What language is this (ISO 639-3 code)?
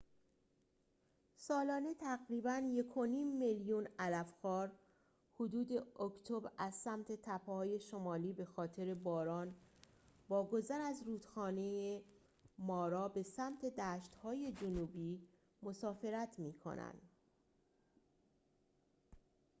fas